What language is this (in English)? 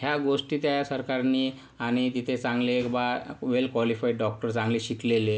Marathi